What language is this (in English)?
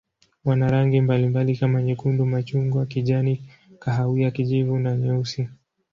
Swahili